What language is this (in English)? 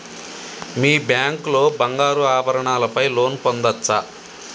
Telugu